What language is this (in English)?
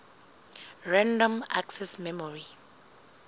Southern Sotho